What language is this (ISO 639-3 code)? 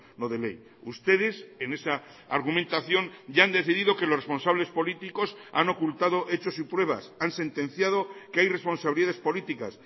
spa